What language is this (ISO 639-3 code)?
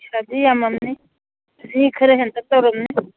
mni